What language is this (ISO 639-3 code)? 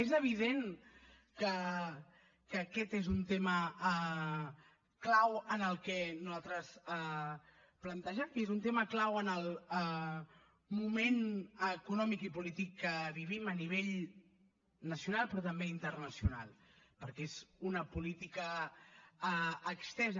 cat